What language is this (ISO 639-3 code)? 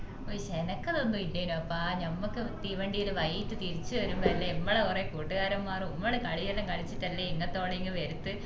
mal